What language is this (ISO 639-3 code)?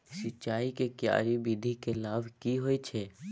mai